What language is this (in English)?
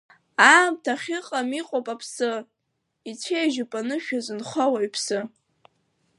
Abkhazian